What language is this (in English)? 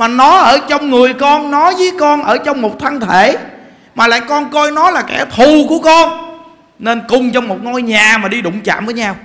Vietnamese